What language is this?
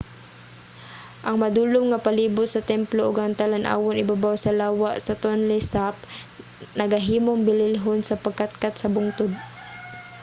Cebuano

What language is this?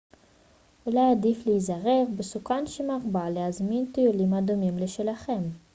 Hebrew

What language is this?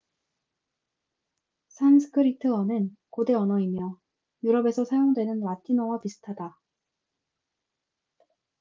Korean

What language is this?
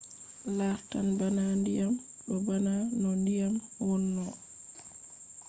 Fula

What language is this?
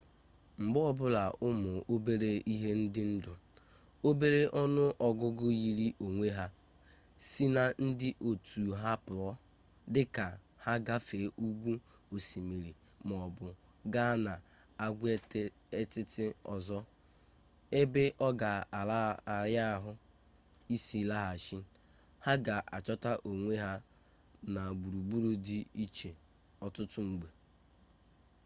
Igbo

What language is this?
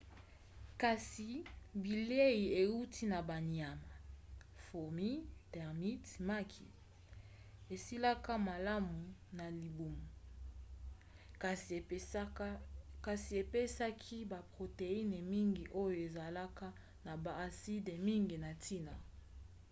Lingala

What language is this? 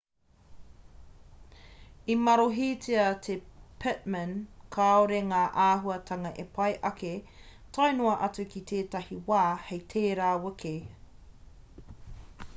Māori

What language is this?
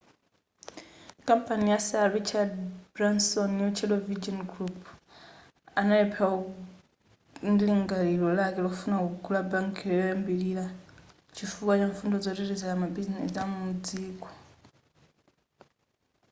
Nyanja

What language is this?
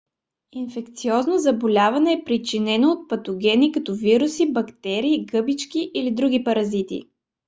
Bulgarian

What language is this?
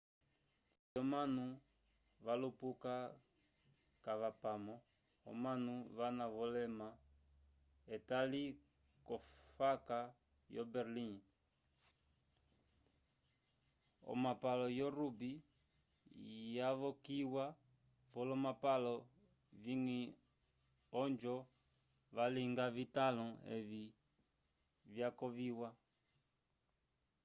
Umbundu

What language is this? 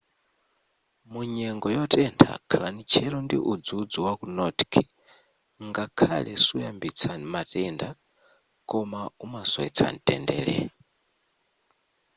Nyanja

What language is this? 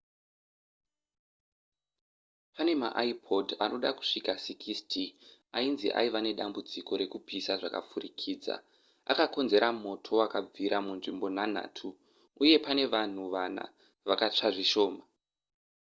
Shona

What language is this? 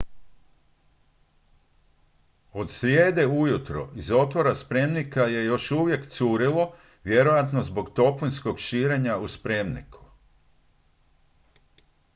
Croatian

